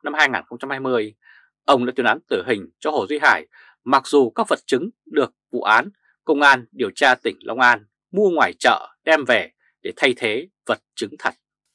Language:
Vietnamese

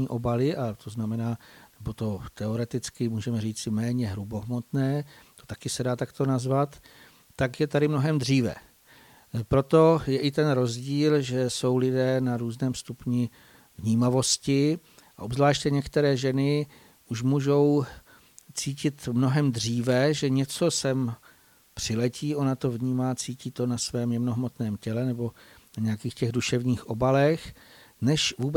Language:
Czech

